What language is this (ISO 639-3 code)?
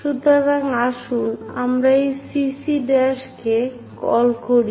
ben